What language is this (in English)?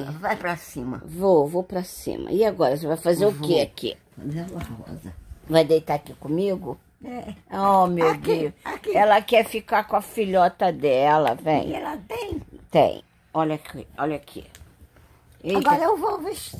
Portuguese